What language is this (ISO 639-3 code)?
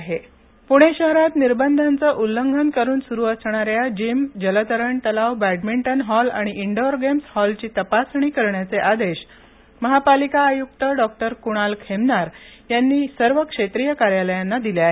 mar